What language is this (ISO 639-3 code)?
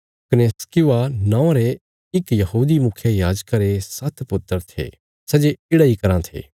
kfs